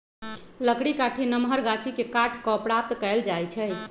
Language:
Magahi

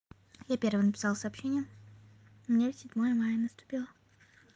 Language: Russian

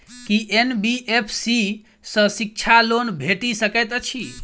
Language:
Maithili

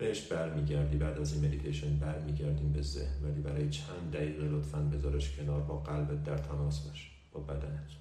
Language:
Persian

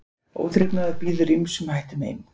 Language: Icelandic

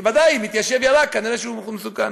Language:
Hebrew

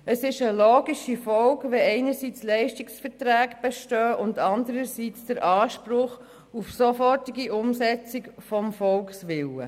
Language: Swiss German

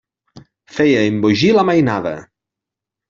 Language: Catalan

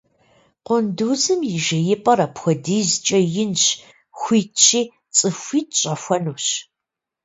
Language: Kabardian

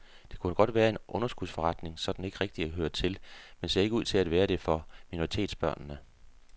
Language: Danish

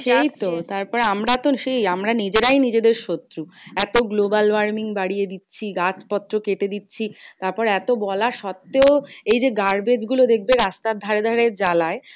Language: Bangla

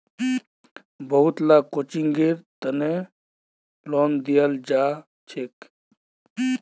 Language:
Magahi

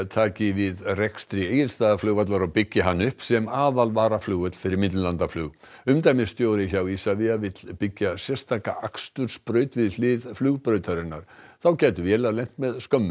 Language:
Icelandic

